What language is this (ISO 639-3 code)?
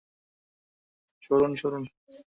ben